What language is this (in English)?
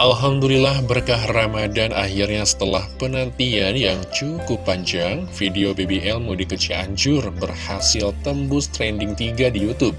Indonesian